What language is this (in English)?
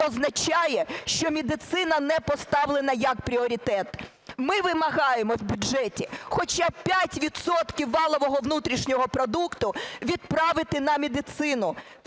Ukrainian